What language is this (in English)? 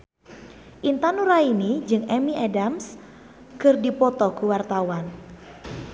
Sundanese